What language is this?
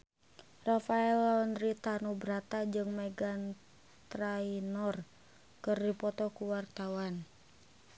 Sundanese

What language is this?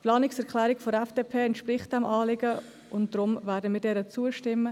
Swiss German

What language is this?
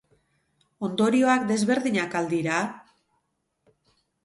Basque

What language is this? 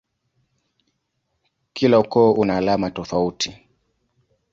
Swahili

